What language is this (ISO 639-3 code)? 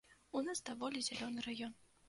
bel